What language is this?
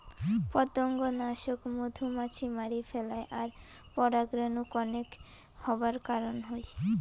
Bangla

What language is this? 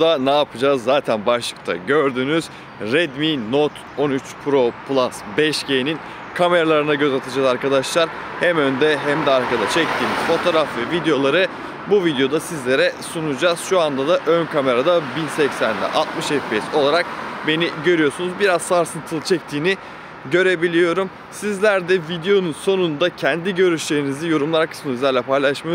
Turkish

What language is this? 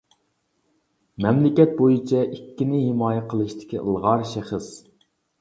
Uyghur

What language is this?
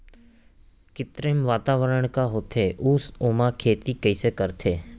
Chhattisgarhi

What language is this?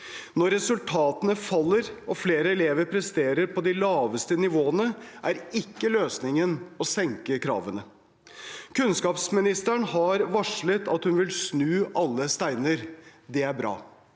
Norwegian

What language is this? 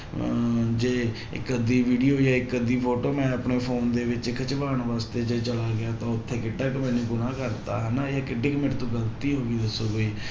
Punjabi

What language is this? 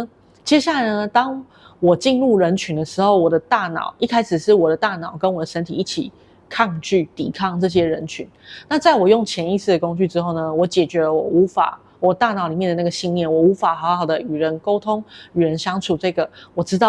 Chinese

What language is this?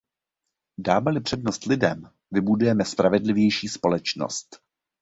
Czech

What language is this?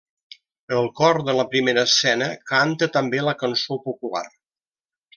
Catalan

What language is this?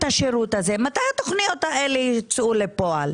Hebrew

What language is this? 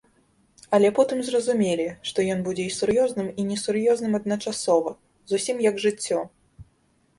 Belarusian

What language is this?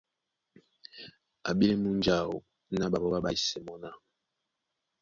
Duala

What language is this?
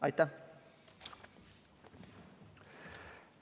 Estonian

